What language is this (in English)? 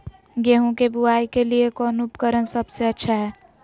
Magahi